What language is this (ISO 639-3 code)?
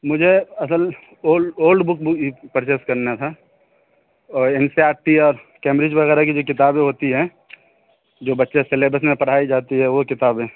urd